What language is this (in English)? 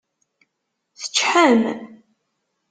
Kabyle